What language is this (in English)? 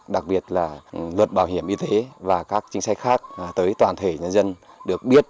Vietnamese